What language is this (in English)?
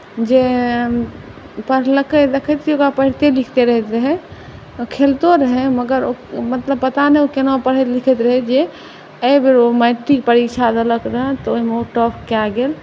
Maithili